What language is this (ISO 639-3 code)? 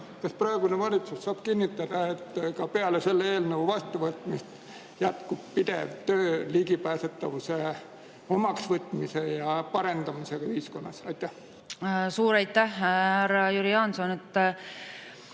est